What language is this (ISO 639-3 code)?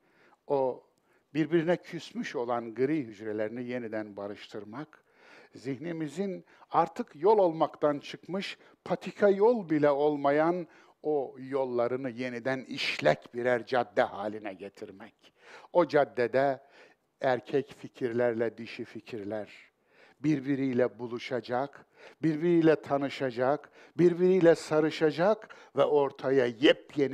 tur